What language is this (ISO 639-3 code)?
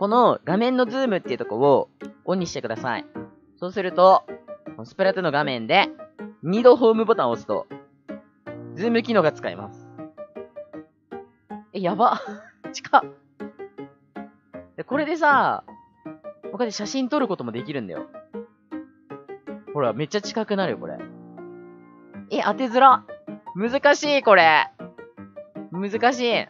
jpn